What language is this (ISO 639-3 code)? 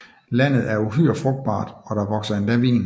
dan